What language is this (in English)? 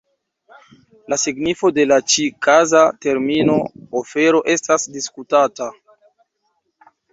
Esperanto